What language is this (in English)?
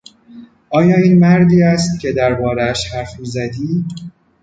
Persian